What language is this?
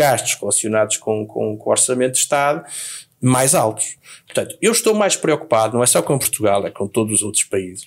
Portuguese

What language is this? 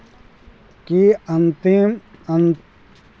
Maithili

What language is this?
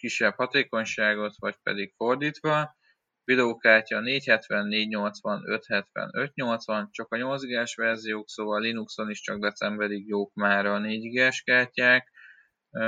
Hungarian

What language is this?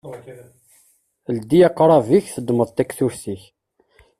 Kabyle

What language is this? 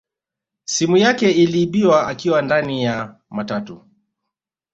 Swahili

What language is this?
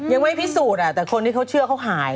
Thai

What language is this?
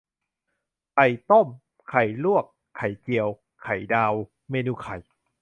Thai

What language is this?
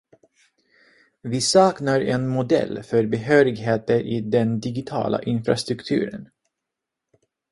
Swedish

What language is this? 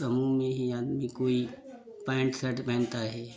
Hindi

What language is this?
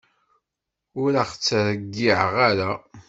Kabyle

